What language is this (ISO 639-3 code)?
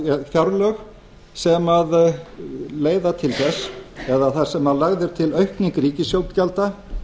isl